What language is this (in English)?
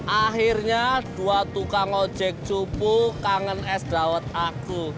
Indonesian